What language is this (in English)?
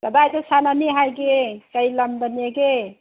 Manipuri